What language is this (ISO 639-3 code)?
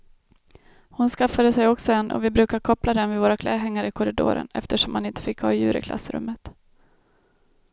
swe